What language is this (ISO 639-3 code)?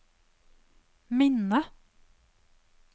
nor